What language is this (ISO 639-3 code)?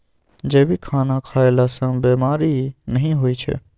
mai